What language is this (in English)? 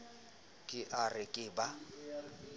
Southern Sotho